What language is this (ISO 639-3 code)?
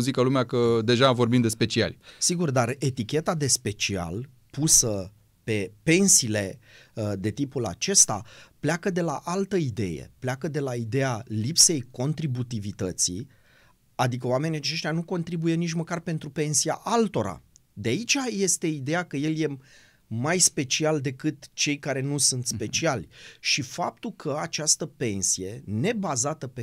ron